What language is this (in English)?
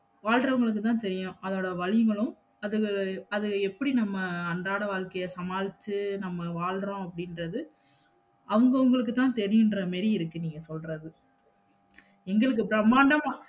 Tamil